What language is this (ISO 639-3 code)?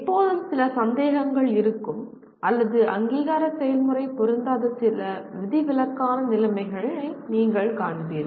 tam